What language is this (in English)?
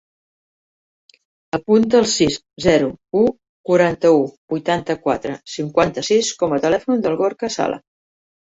Catalan